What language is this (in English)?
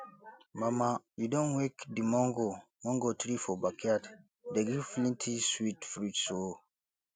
Nigerian Pidgin